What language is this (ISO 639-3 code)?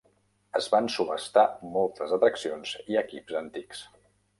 cat